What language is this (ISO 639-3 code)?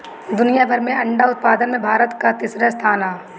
bho